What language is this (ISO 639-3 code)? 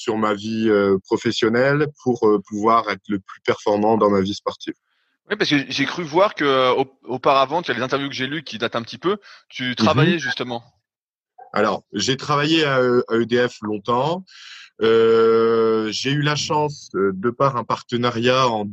fra